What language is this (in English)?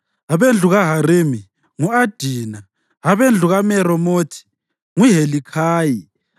North Ndebele